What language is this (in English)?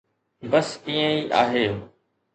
Sindhi